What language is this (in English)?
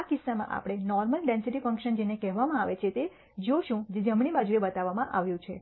Gujarati